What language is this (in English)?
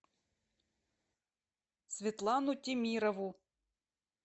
Russian